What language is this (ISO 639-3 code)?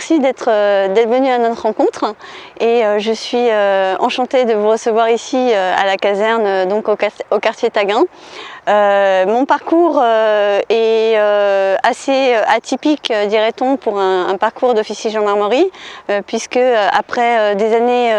fra